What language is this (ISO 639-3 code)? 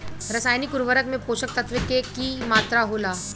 bho